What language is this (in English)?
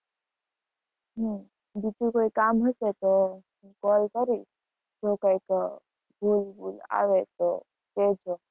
Gujarati